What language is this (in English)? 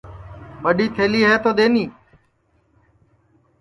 Sansi